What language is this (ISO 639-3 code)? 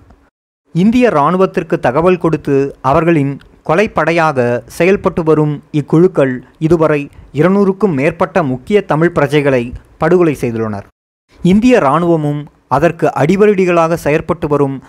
tam